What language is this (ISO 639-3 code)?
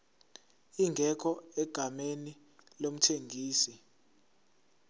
zul